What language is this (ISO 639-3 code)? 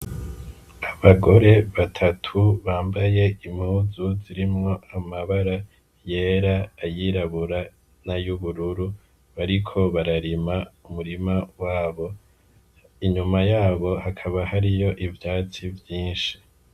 run